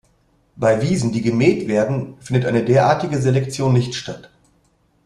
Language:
German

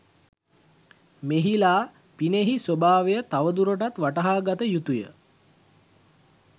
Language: Sinhala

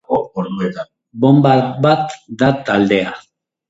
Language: Basque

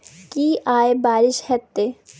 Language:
Maithili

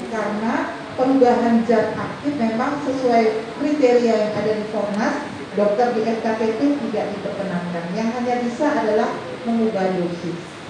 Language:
Indonesian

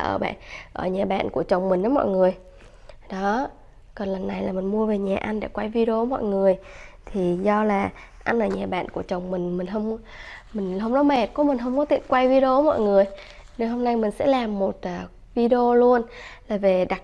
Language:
Vietnamese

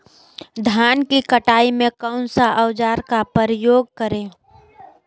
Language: Magahi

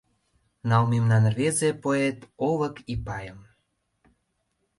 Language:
Mari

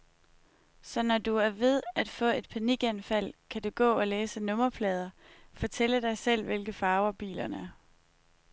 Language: Danish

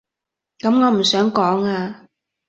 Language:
Cantonese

